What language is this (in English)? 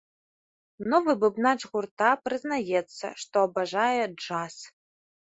Belarusian